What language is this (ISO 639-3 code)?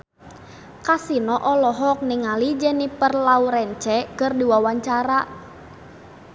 sun